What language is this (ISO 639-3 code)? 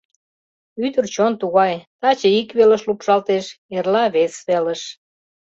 chm